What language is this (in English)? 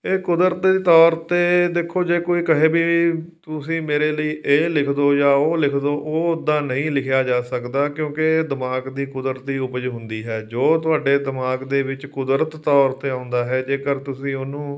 Punjabi